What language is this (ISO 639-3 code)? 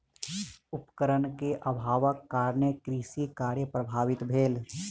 mai